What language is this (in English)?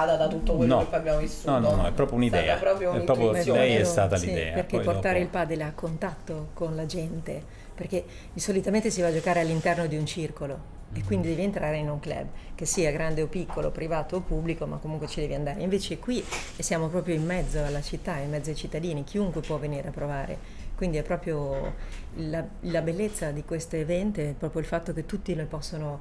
Italian